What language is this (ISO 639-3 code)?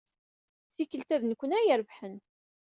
kab